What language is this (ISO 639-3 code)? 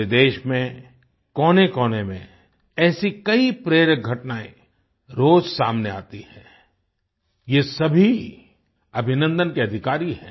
hin